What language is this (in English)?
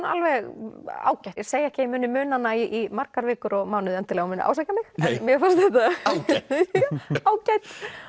Icelandic